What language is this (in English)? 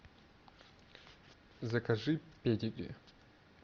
Russian